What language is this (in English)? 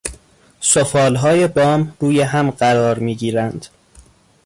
Persian